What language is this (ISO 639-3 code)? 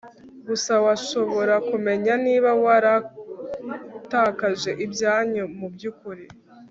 kin